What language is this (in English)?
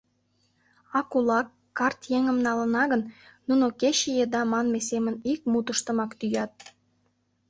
Mari